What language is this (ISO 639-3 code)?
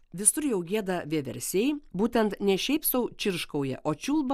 lit